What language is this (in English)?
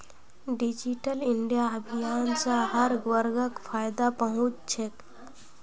Magahi